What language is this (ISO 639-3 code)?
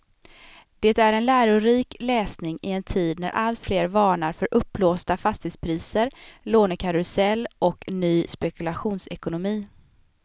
swe